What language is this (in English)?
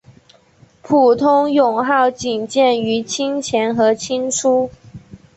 Chinese